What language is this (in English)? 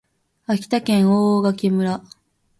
Japanese